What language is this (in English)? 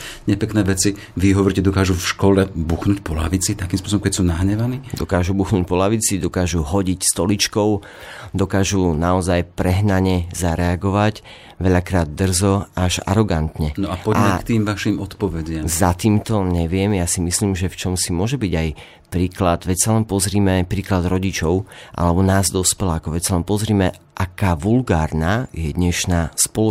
Slovak